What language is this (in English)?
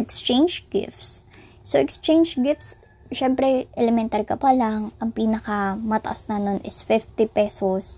Filipino